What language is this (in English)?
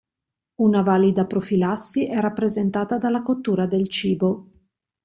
Italian